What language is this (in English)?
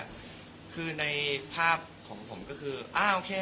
Thai